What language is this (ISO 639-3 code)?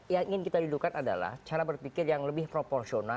ind